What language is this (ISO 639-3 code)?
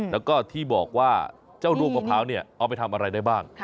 tha